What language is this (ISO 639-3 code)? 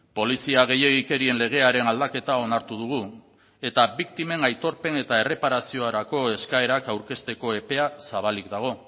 eus